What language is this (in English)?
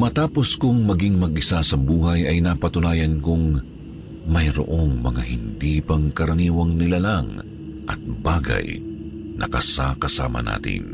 Filipino